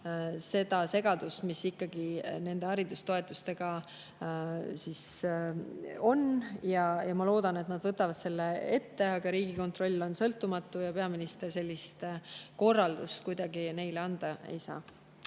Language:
Estonian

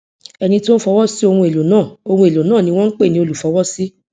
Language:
Yoruba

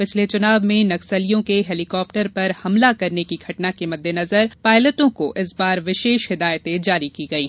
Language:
Hindi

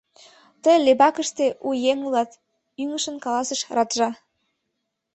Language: Mari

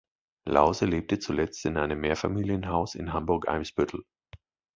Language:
German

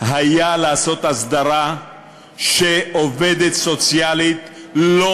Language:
Hebrew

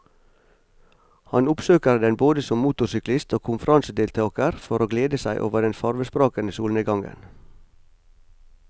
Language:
Norwegian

